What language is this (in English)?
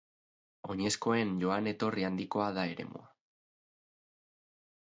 Basque